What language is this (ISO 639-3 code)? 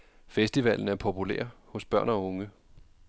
dan